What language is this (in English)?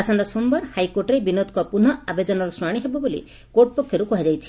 Odia